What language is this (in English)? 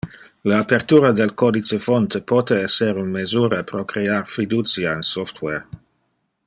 Interlingua